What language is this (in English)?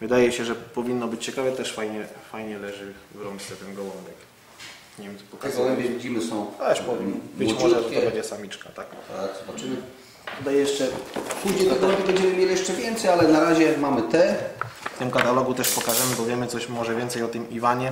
Polish